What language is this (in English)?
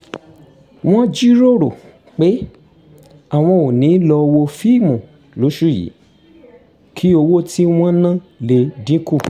Yoruba